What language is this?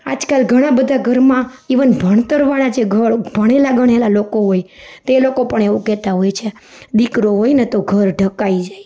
Gujarati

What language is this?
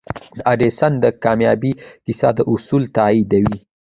Pashto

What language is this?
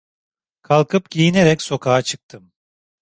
Turkish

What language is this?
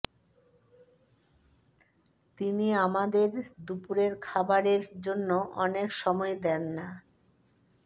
Bangla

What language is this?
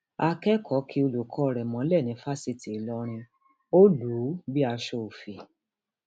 Yoruba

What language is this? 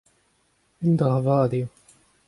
Breton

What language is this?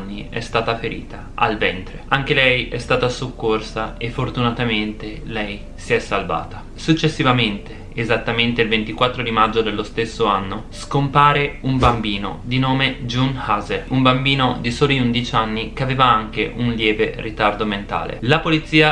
Italian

